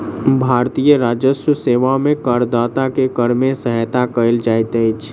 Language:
Maithili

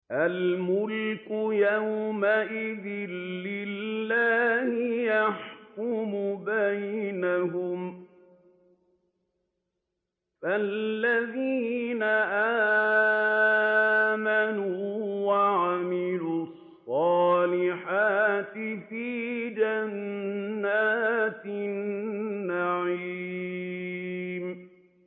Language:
Arabic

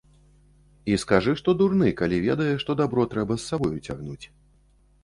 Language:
Belarusian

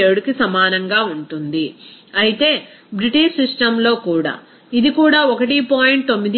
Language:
Telugu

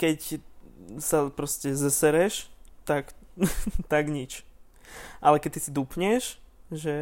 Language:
Slovak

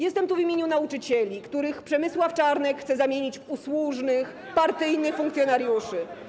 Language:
Polish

